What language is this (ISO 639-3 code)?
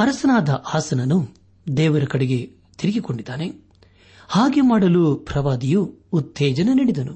kan